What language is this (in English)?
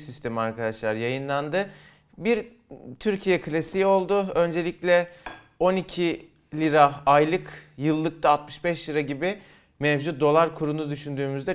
Turkish